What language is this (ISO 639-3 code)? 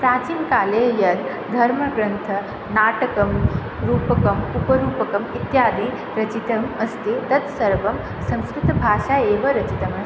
san